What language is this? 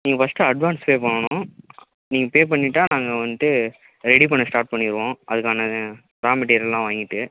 Tamil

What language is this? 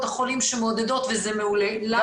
Hebrew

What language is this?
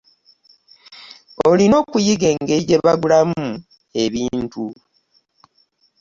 Ganda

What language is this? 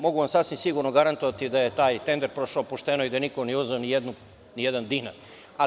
Serbian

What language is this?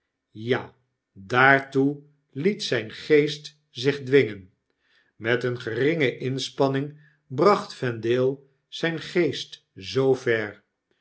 Dutch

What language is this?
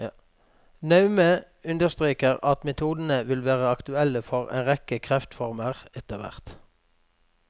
Norwegian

